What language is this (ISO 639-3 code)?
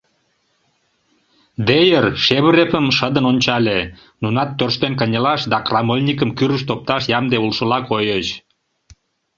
chm